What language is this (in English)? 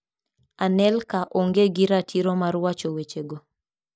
Luo (Kenya and Tanzania)